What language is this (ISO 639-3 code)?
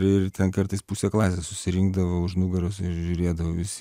lit